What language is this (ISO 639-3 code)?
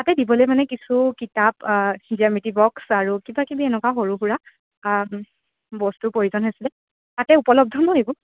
asm